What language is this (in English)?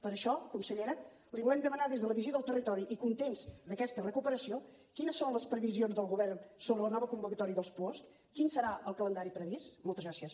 Catalan